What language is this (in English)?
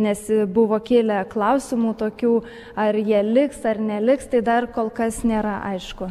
Lithuanian